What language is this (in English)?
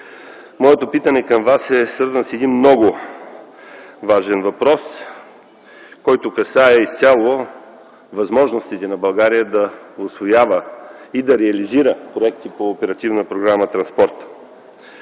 Bulgarian